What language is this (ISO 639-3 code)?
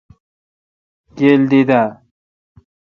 xka